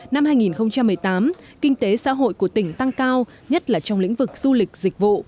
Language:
Vietnamese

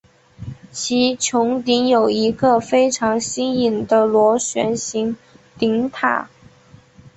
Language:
Chinese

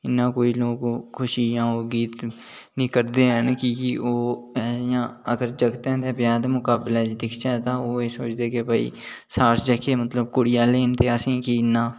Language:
Dogri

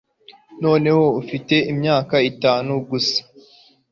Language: Kinyarwanda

